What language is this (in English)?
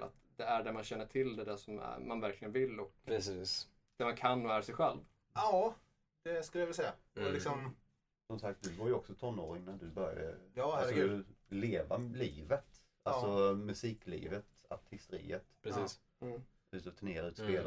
Swedish